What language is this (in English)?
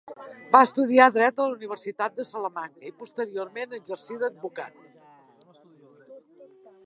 Catalan